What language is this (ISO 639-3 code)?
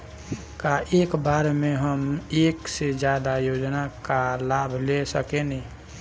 bho